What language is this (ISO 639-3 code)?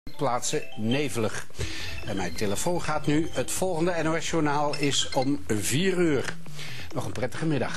nld